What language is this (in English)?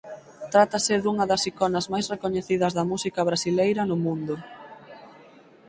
Galician